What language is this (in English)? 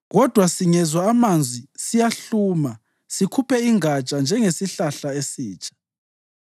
North Ndebele